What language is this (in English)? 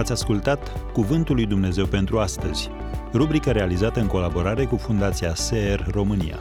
Romanian